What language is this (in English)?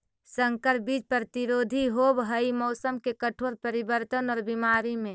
Magahi